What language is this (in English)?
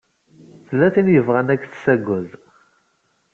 Kabyle